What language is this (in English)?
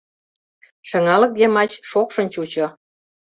Mari